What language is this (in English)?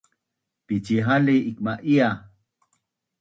Bunun